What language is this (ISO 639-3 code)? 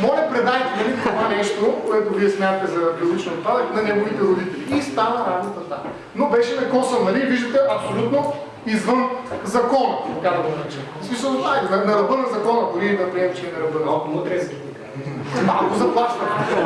bul